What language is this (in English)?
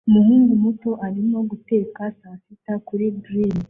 Kinyarwanda